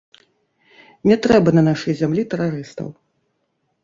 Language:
Belarusian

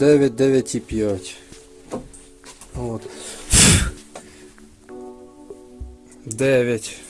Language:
Ukrainian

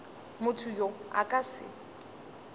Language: Northern Sotho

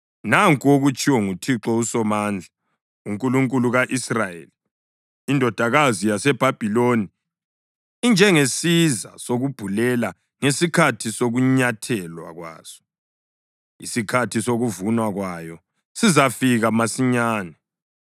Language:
North Ndebele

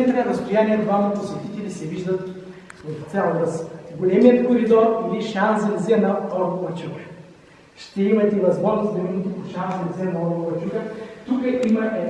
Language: Bulgarian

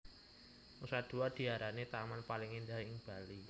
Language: Javanese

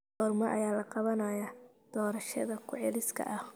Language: Somali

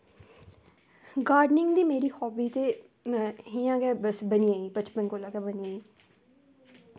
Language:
Dogri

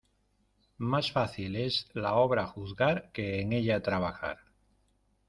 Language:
Spanish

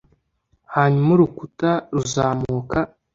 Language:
Kinyarwanda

